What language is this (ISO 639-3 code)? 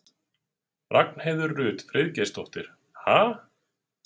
isl